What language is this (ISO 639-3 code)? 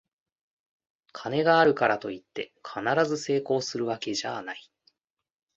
jpn